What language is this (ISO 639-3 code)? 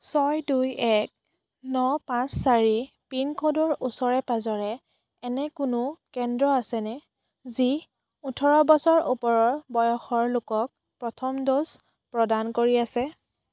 asm